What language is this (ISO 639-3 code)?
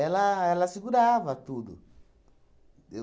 por